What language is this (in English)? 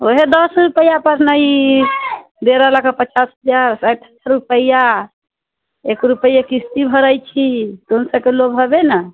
Maithili